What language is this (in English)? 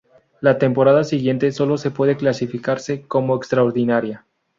Spanish